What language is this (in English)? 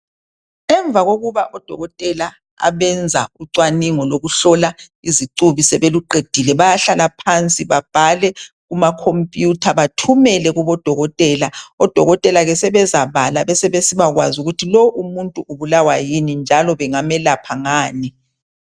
North Ndebele